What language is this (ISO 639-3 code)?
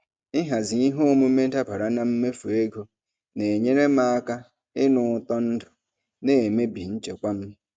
ibo